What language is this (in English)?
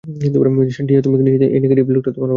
Bangla